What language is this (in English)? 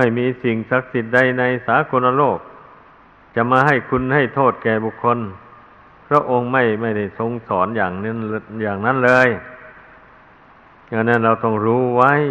Thai